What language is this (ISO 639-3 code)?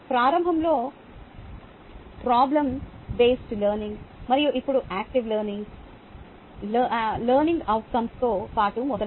tel